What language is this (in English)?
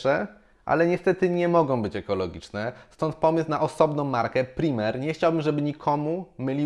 Polish